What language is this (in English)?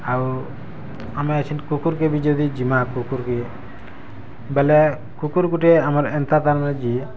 Odia